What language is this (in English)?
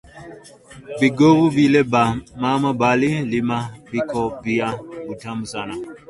Swahili